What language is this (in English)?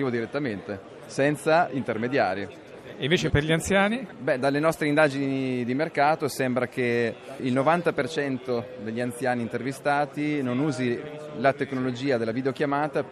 Italian